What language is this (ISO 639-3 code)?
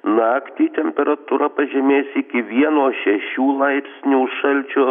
lit